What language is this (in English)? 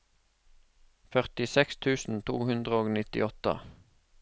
Norwegian